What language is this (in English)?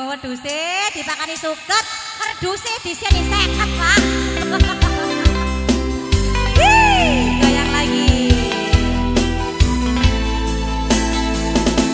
Indonesian